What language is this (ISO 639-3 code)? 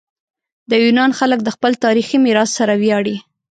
pus